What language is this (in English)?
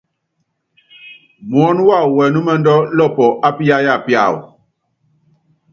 Yangben